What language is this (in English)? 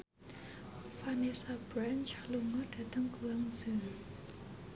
Javanese